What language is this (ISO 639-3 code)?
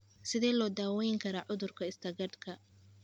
som